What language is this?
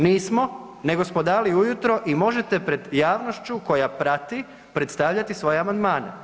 Croatian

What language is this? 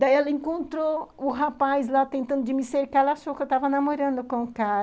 Portuguese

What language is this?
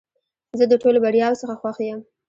Pashto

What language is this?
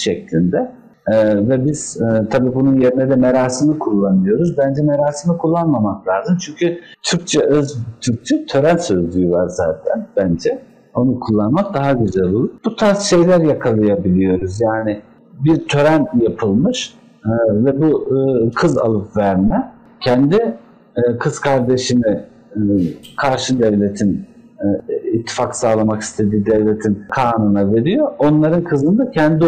Turkish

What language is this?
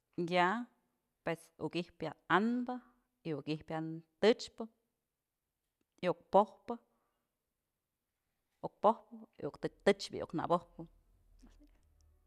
Mazatlán Mixe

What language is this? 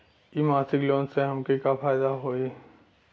Bhojpuri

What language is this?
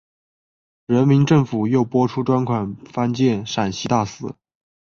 Chinese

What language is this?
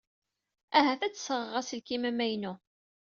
Kabyle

